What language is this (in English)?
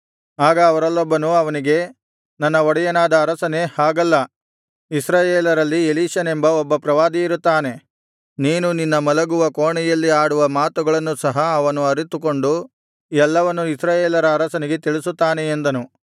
Kannada